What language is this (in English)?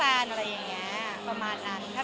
Thai